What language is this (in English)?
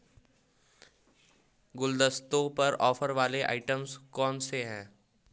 Hindi